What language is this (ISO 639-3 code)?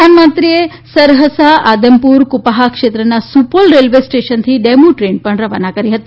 guj